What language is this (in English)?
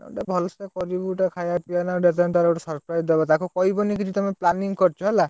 Odia